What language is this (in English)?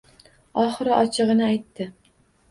Uzbek